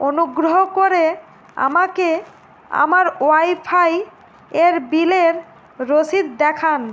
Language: Bangla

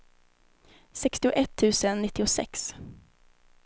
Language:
Swedish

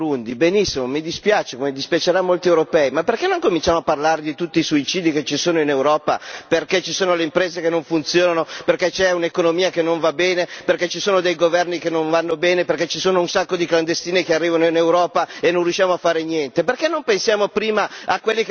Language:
Italian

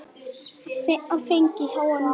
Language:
Icelandic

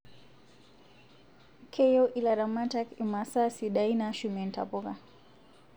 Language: Masai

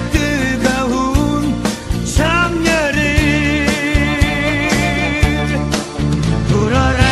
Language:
Korean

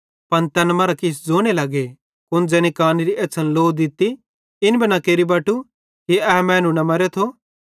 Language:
Bhadrawahi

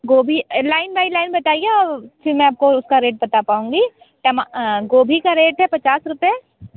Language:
Hindi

